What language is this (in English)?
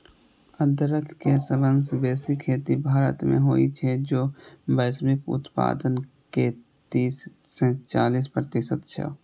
Maithili